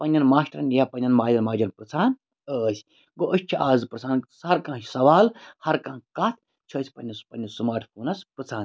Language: Kashmiri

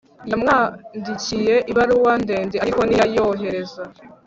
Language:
Kinyarwanda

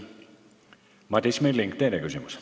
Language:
Estonian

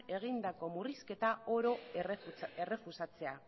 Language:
Basque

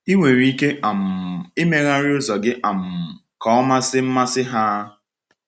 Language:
Igbo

